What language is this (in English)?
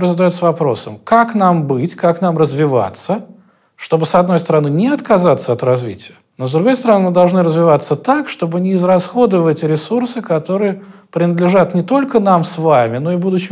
Russian